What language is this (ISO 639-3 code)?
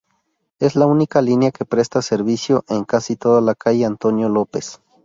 spa